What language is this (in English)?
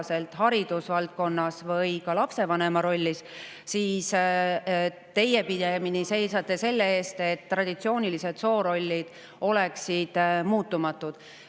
Estonian